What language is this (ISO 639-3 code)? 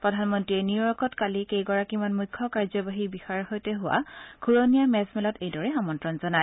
asm